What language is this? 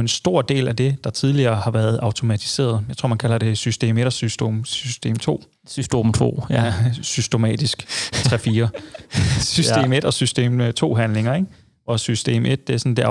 Danish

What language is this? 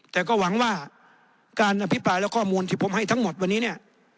Thai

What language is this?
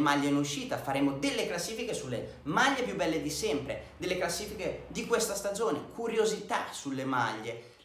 Italian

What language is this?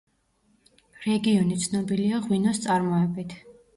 Georgian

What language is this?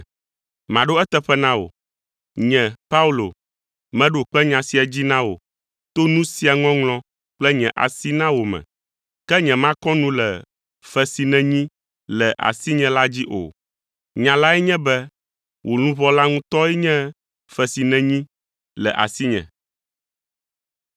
Ewe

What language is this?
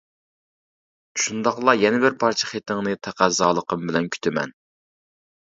Uyghur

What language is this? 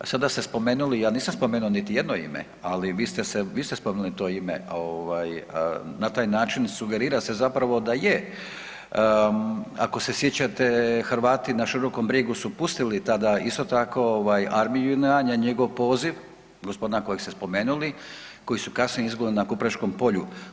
Croatian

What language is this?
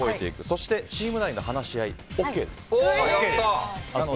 Japanese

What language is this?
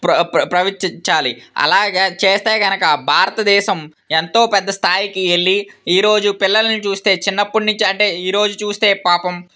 Telugu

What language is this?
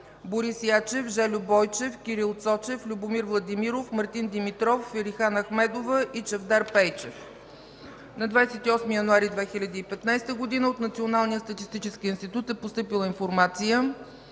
Bulgarian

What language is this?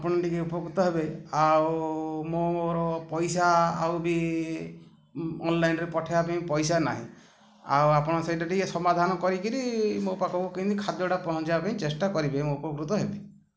Odia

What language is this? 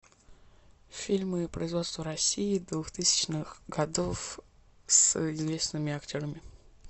Russian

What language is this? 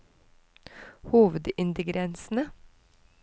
Norwegian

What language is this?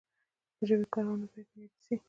Pashto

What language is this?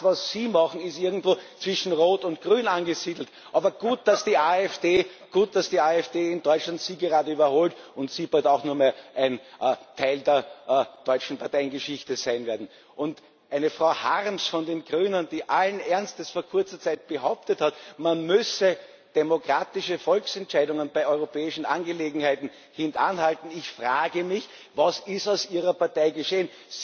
German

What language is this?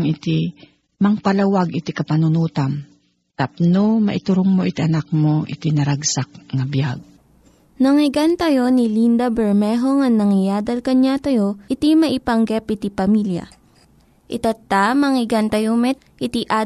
Filipino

